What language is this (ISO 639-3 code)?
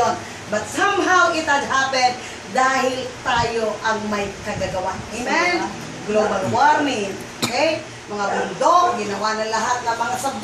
fil